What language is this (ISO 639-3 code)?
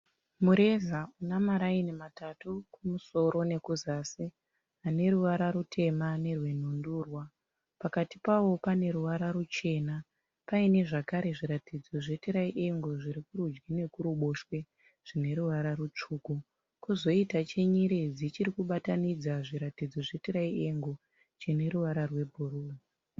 sna